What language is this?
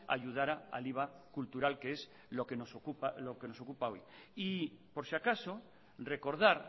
Spanish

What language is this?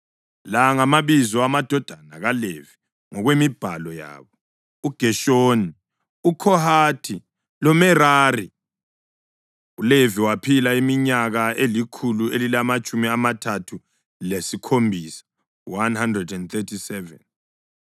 North Ndebele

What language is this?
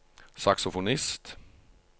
Norwegian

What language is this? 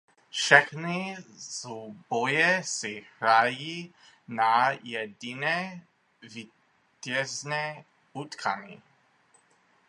Czech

